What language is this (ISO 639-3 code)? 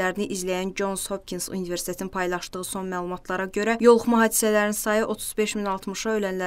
rus